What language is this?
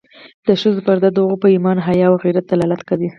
Pashto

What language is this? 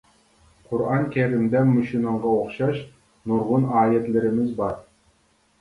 Uyghur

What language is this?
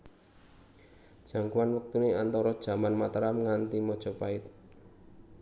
Javanese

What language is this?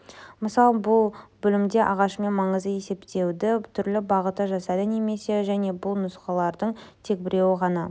Kazakh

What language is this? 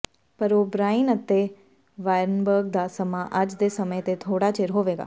Punjabi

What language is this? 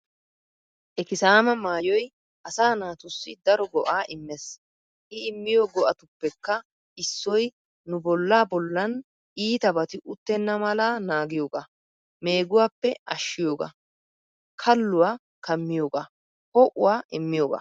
Wolaytta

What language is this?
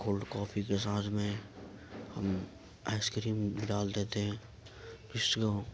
Urdu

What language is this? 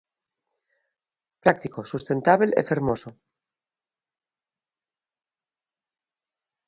Galician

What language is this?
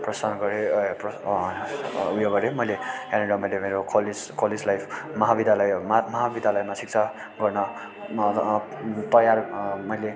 Nepali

